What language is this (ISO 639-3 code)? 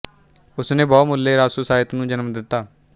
pan